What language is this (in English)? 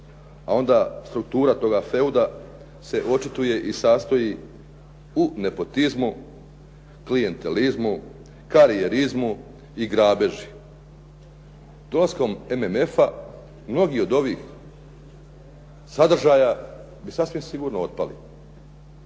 Croatian